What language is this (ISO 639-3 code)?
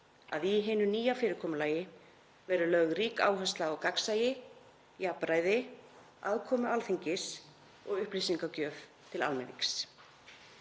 isl